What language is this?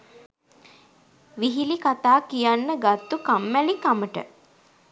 Sinhala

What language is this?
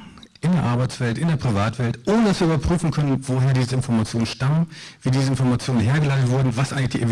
German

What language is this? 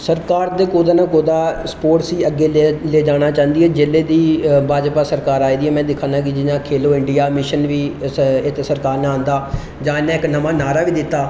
Dogri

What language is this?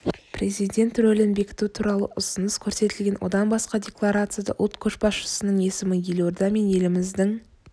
Kazakh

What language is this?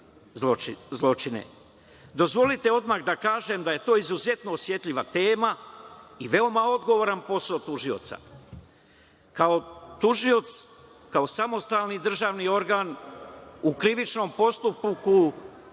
Serbian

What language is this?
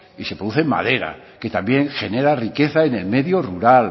Spanish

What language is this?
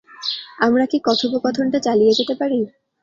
Bangla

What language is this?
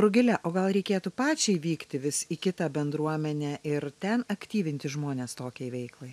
Lithuanian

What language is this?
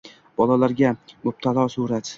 Uzbek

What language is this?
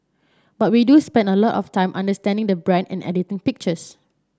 English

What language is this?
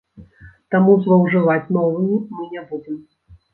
Belarusian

